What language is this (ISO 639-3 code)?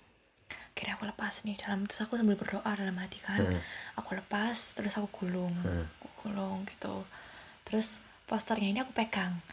ind